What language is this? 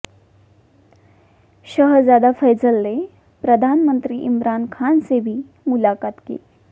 Hindi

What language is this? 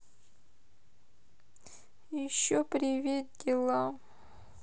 Russian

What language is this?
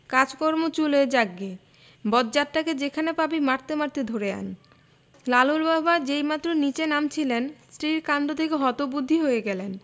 Bangla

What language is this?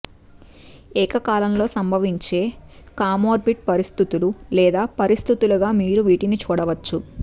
Telugu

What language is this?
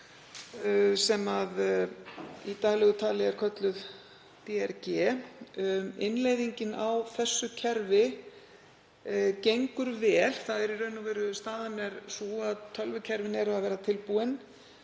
Icelandic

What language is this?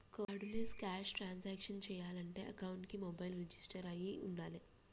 Telugu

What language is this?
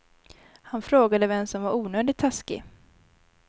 Swedish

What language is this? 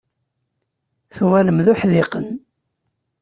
Kabyle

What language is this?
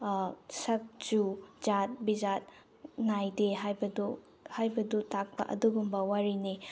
Manipuri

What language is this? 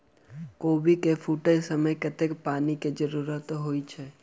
Maithili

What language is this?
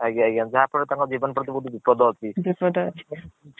Odia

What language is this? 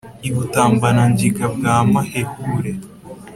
Kinyarwanda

